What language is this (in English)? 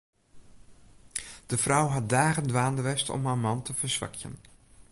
Western Frisian